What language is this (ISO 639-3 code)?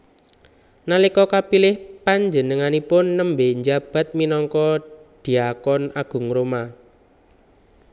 jav